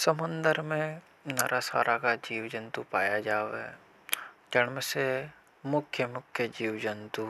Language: Hadothi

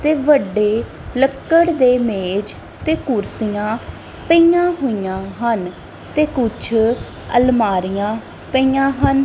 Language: Punjabi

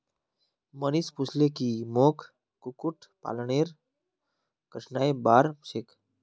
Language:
Magahi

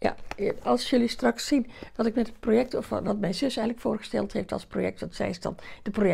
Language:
Dutch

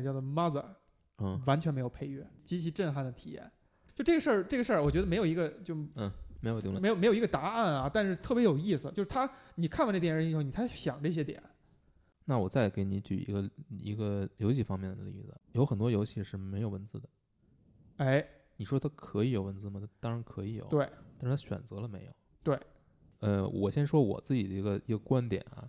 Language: Chinese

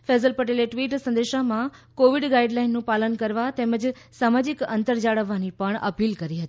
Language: Gujarati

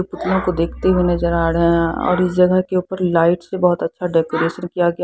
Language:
Hindi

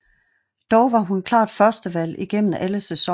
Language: Danish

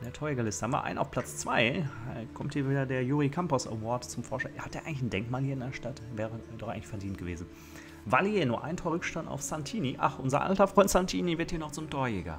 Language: German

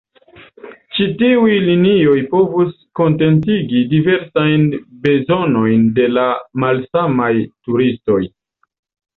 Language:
Esperanto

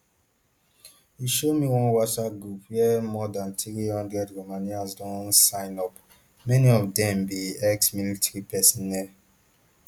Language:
Nigerian Pidgin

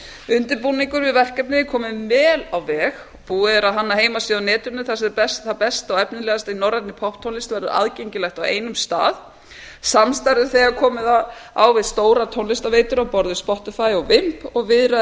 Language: Icelandic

